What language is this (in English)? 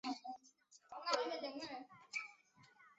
Chinese